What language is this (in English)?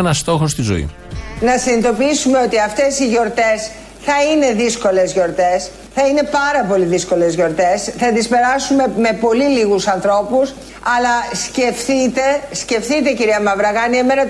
Greek